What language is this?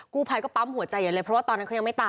Thai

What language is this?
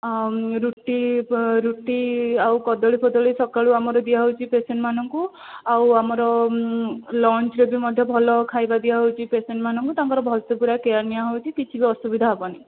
Odia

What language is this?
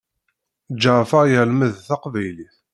Kabyle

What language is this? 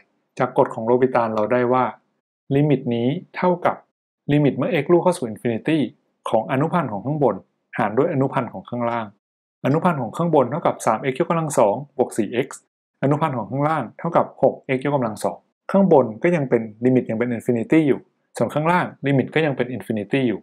Thai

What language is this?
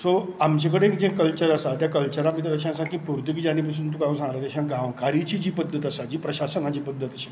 Konkani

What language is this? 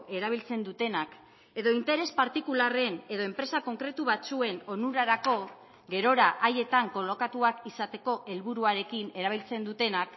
Basque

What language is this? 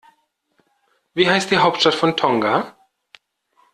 German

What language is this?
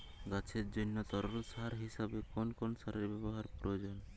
Bangla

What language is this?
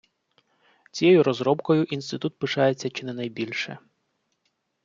Ukrainian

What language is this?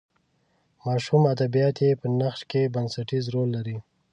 Pashto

